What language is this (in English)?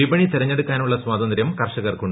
Malayalam